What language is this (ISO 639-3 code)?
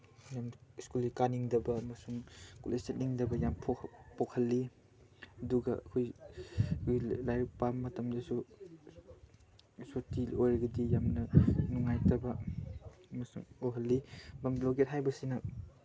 mni